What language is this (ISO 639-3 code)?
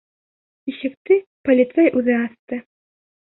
bak